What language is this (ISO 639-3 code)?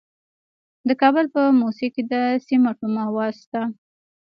pus